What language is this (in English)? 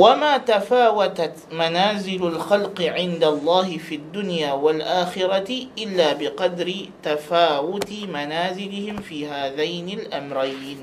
Malay